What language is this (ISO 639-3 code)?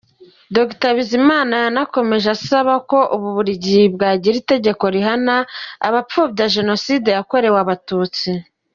kin